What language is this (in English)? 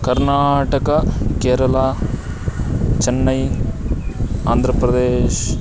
Sanskrit